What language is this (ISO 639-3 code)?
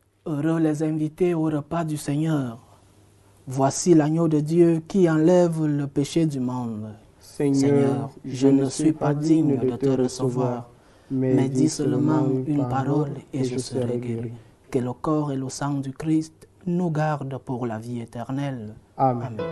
fra